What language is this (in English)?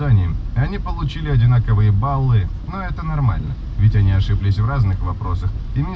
Russian